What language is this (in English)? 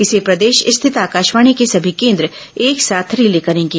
Hindi